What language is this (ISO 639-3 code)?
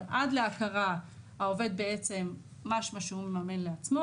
heb